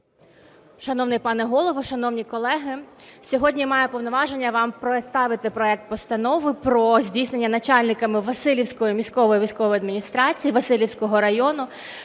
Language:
Ukrainian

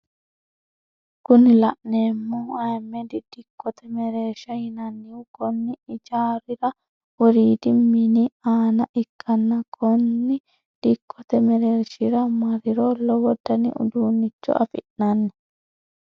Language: Sidamo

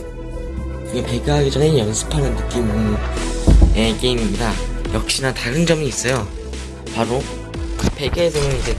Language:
Korean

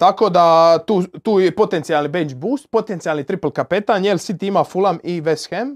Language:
Croatian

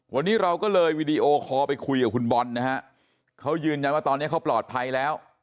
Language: Thai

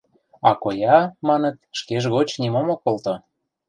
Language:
Mari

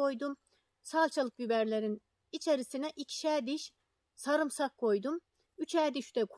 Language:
Turkish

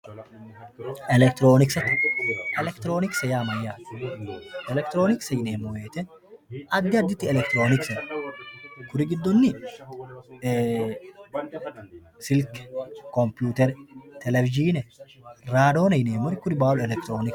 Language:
Sidamo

